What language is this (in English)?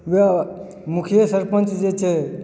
Maithili